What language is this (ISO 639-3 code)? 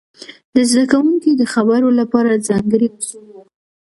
pus